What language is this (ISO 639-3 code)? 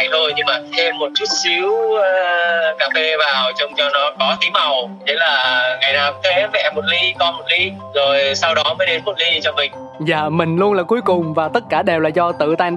vie